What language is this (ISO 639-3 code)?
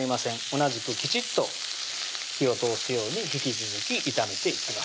jpn